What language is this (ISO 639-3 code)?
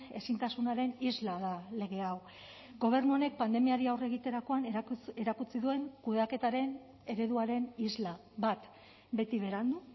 eus